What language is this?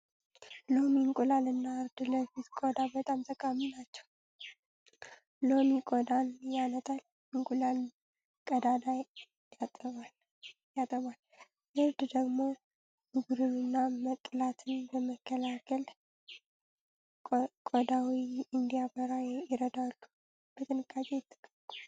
Amharic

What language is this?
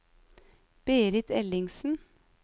Norwegian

